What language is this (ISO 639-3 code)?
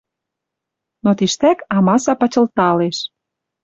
mrj